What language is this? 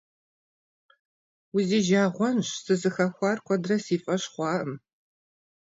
Kabardian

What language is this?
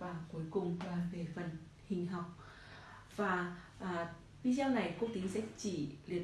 Vietnamese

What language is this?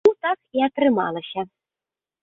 Belarusian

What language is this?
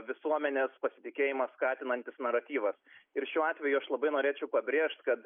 Lithuanian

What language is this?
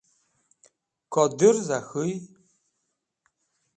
Wakhi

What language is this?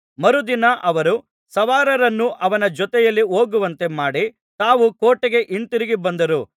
Kannada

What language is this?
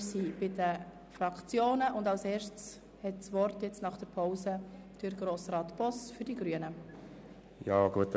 Swiss German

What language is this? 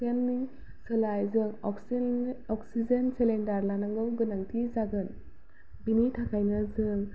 Bodo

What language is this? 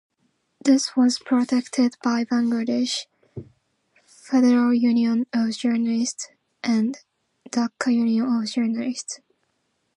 English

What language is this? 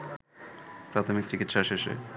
Bangla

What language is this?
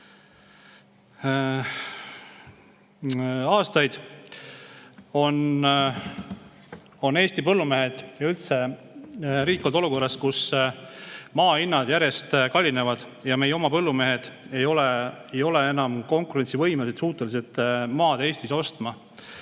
Estonian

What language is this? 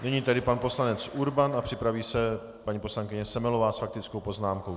Czech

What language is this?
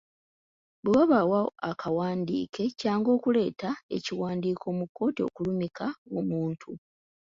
Ganda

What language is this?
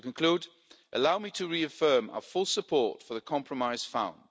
English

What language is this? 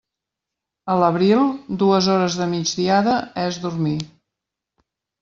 Catalan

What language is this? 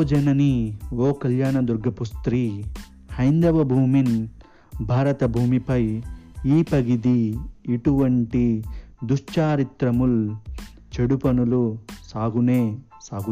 Telugu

